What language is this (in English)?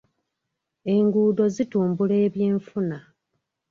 Ganda